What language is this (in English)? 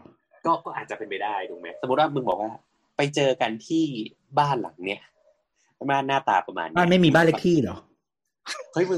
Thai